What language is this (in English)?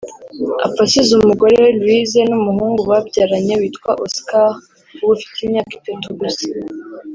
Kinyarwanda